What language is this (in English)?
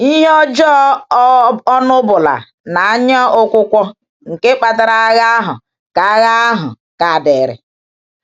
Igbo